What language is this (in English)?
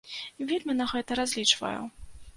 Belarusian